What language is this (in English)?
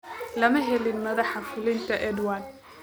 Somali